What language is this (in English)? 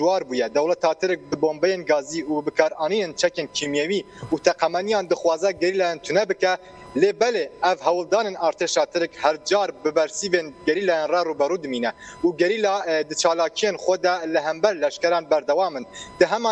Turkish